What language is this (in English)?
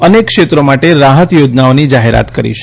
Gujarati